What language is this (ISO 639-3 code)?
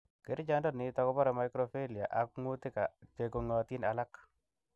kln